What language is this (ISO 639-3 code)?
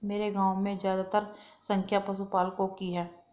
hin